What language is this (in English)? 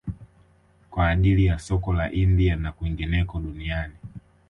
Swahili